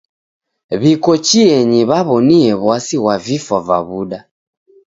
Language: Taita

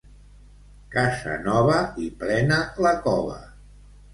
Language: Catalan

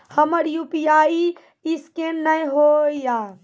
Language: Maithili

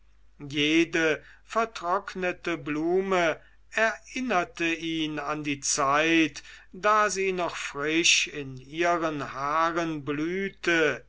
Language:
German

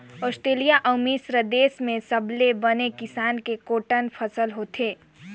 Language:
Chhattisgarhi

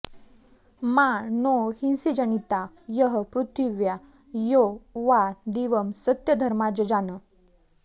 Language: Sanskrit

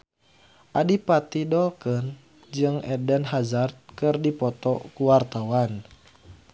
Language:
Sundanese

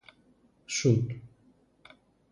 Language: Greek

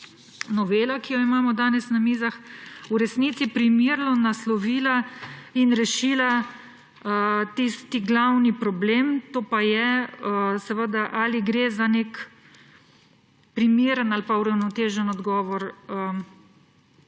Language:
Slovenian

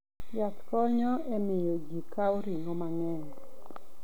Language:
Luo (Kenya and Tanzania)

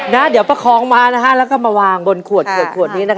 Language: Thai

